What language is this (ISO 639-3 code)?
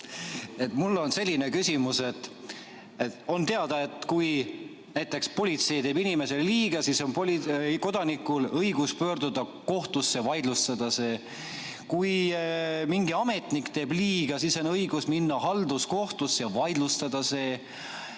est